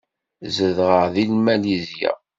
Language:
Kabyle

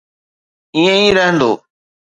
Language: Sindhi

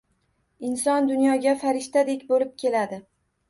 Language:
Uzbek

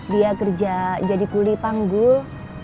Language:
Indonesian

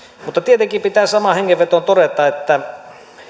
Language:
Finnish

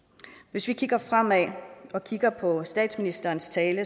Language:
Danish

